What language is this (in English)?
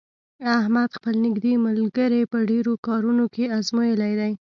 Pashto